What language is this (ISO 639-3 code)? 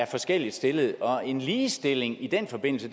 dan